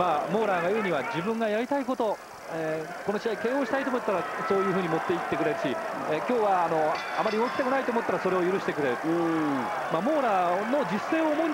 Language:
Japanese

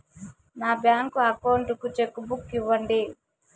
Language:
Telugu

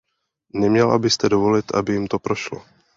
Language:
Czech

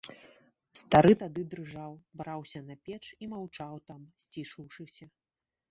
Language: Belarusian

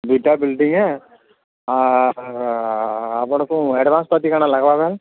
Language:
Odia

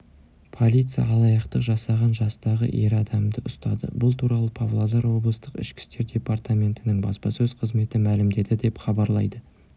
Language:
Kazakh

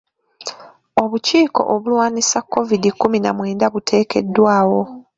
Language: Ganda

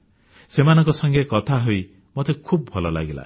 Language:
Odia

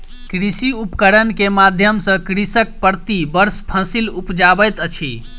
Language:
Maithili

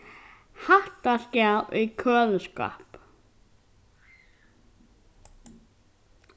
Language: Faroese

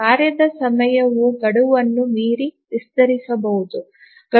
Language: Kannada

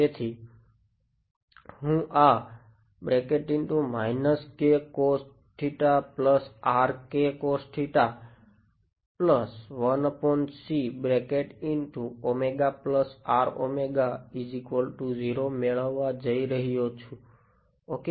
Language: Gujarati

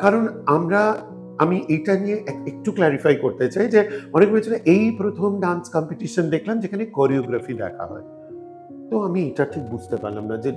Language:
Bangla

